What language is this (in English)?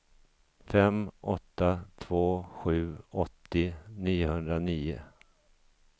Swedish